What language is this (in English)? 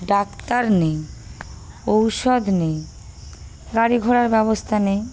Bangla